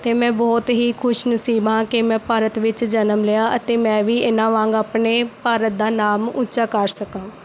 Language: Punjabi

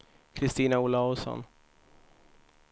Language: Swedish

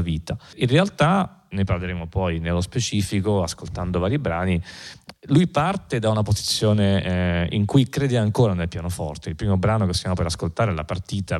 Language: Italian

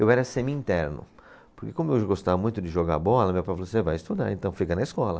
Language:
Portuguese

